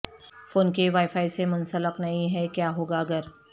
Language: Urdu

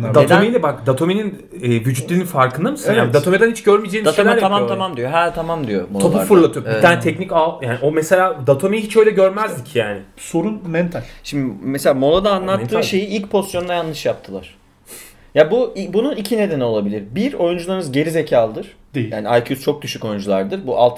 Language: Turkish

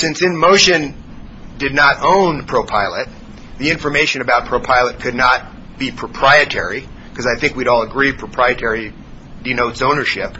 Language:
English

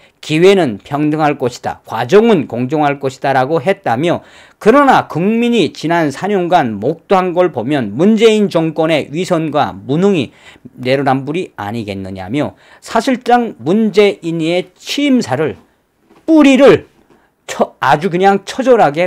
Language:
Korean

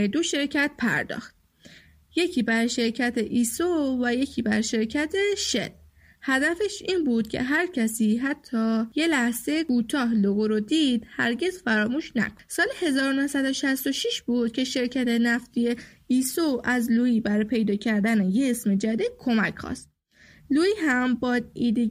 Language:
Persian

